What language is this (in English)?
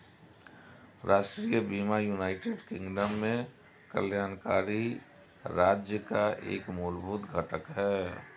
Hindi